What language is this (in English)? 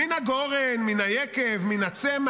Hebrew